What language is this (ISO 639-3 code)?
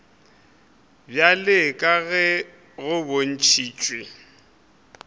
nso